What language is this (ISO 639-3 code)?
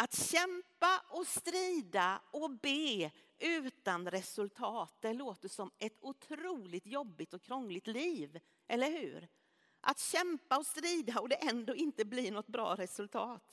swe